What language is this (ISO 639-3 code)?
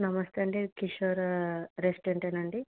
tel